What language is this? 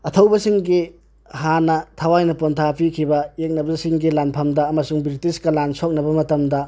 Manipuri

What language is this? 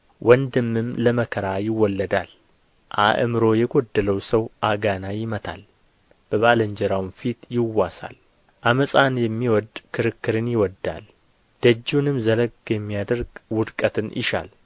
Amharic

